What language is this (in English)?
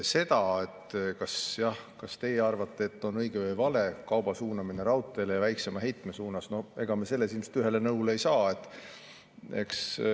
Estonian